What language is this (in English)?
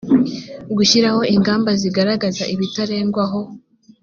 Kinyarwanda